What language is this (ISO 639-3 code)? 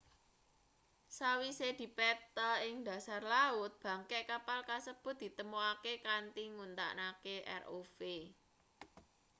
jav